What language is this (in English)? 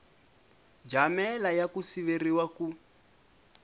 Tsonga